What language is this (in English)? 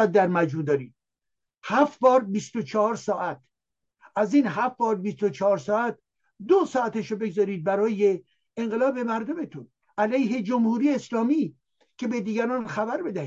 Persian